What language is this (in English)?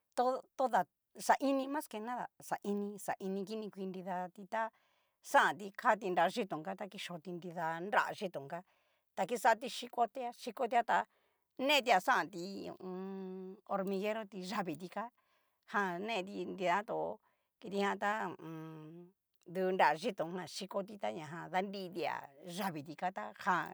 Cacaloxtepec Mixtec